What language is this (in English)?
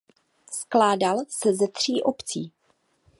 Czech